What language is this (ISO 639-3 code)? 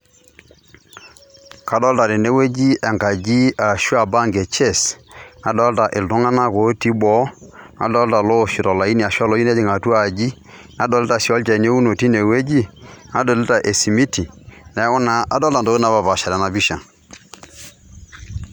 mas